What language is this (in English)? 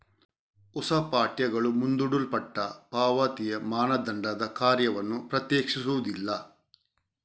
Kannada